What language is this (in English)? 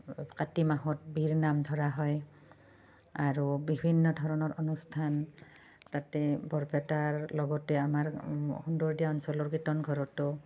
Assamese